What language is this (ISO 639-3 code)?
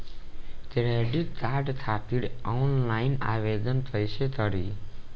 bho